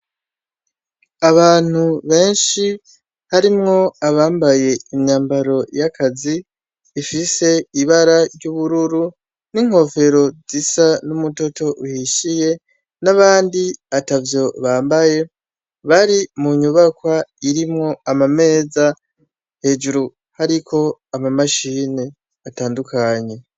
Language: Rundi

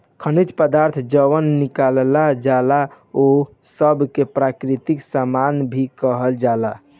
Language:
Bhojpuri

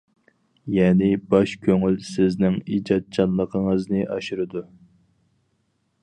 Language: Uyghur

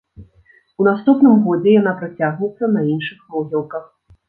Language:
Belarusian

